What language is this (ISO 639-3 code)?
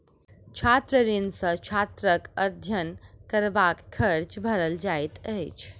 mai